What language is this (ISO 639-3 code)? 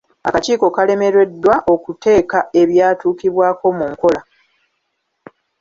lug